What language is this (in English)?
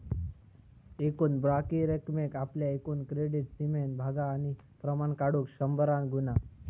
Marathi